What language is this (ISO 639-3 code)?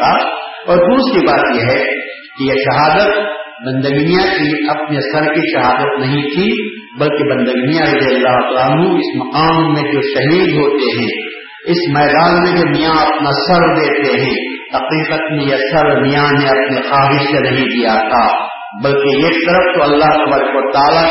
urd